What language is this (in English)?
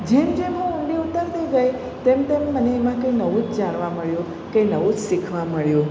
Gujarati